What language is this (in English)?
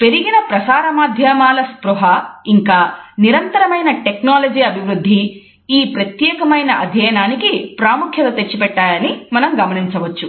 Telugu